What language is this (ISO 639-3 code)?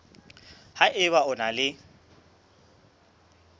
sot